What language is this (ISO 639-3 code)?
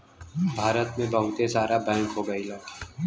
bho